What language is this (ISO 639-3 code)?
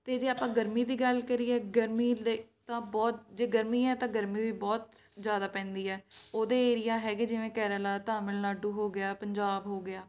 pan